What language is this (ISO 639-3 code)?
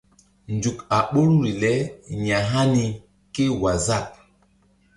mdd